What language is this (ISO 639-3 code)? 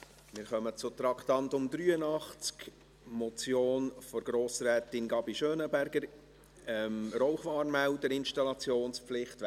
gsw